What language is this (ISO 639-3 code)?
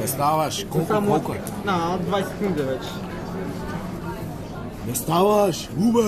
bul